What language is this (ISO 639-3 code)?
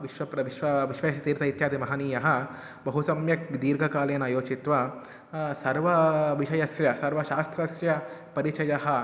san